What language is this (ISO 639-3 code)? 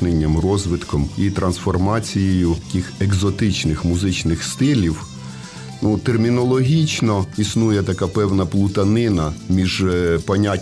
ukr